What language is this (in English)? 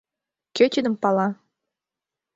Mari